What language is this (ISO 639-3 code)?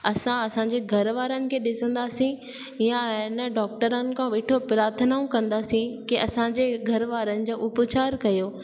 snd